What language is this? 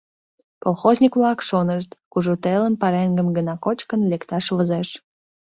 Mari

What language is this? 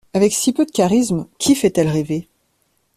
French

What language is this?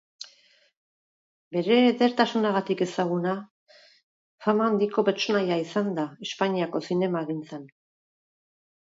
Basque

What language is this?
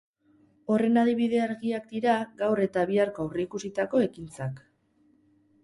Basque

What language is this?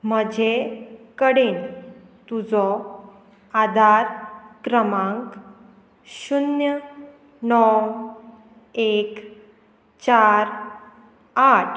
Konkani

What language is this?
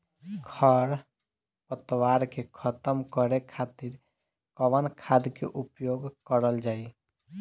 Bhojpuri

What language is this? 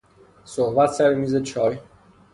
Persian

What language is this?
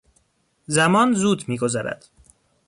Persian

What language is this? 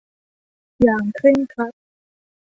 Thai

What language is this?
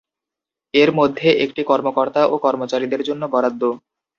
Bangla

